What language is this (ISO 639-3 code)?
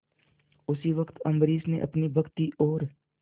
hin